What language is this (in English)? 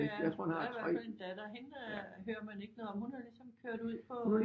Danish